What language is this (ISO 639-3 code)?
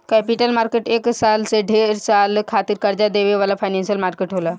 bho